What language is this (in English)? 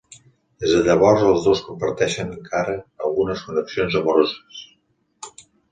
Catalan